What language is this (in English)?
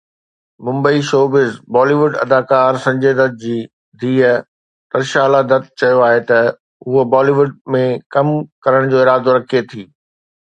Sindhi